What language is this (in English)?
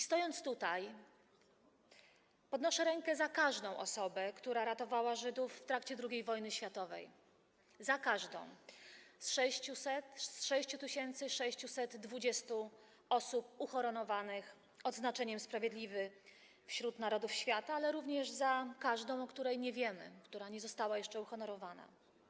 Polish